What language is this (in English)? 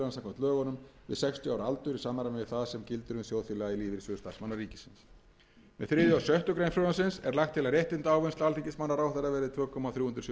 Icelandic